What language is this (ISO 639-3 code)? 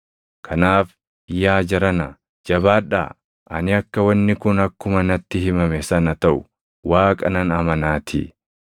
orm